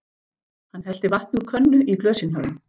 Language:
Icelandic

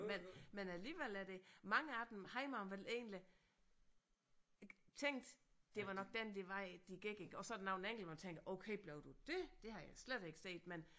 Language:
Danish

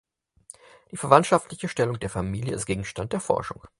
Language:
German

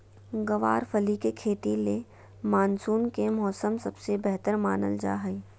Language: Magahi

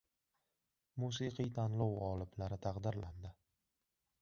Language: Uzbek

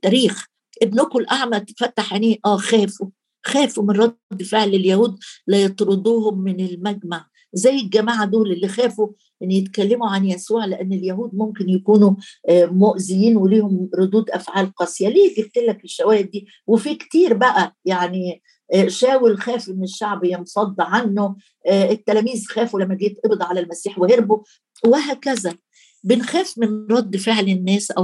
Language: Arabic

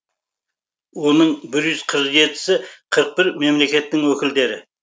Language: Kazakh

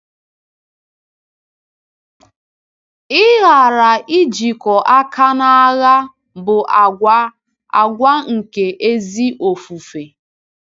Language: Igbo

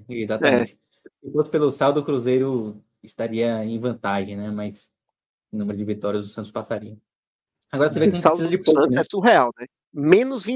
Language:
Portuguese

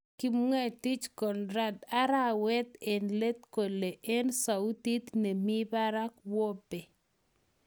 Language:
Kalenjin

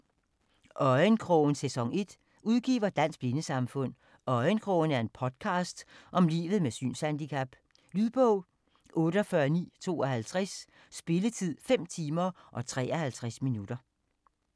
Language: Danish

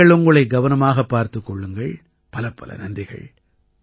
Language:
Tamil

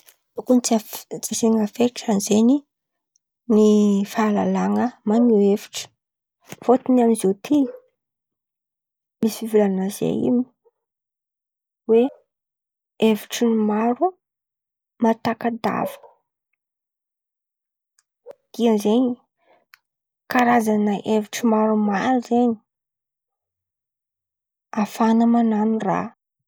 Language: Antankarana Malagasy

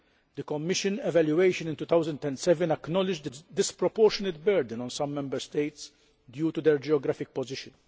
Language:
English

